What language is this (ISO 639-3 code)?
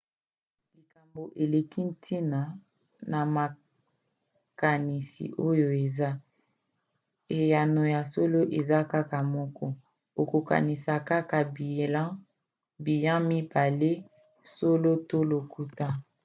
lin